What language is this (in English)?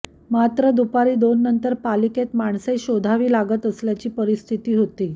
Marathi